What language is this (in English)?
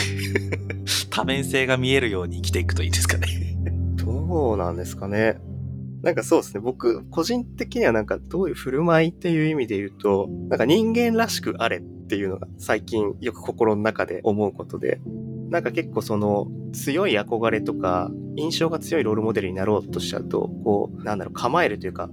Japanese